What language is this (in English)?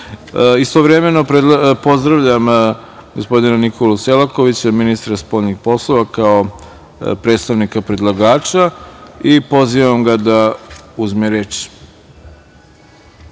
Serbian